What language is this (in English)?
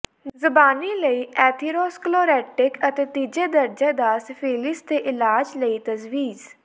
Punjabi